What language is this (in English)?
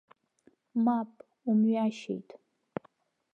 Abkhazian